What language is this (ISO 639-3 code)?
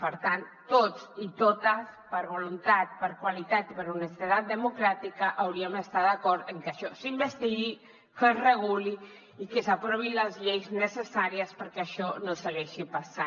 cat